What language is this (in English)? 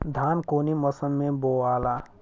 Bhojpuri